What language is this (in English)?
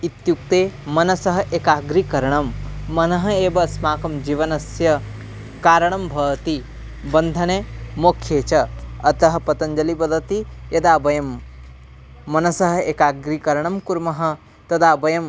Sanskrit